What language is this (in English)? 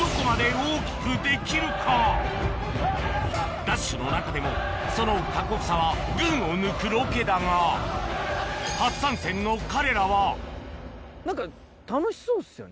Japanese